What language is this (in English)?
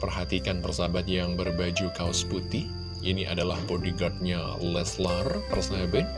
Indonesian